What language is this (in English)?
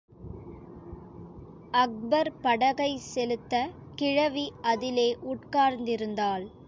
Tamil